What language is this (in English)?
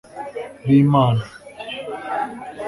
Kinyarwanda